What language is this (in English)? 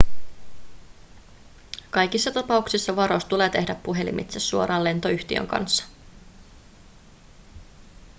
Finnish